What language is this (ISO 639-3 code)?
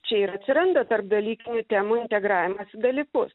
lit